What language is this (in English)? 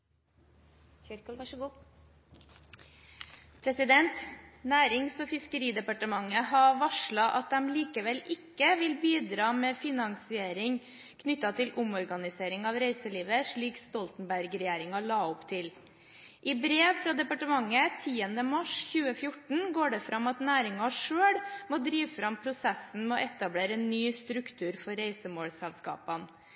Norwegian Nynorsk